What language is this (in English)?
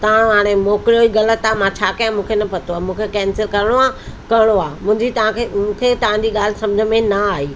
Sindhi